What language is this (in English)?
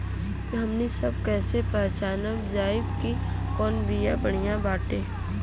Bhojpuri